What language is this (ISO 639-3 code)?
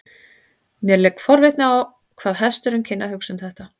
isl